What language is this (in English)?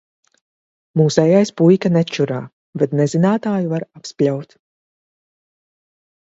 Latvian